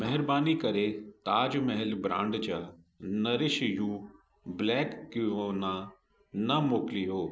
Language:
Sindhi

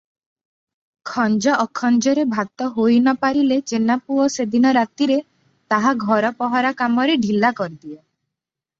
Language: Odia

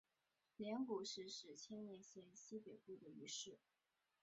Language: Chinese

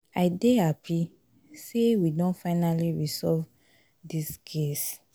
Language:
Nigerian Pidgin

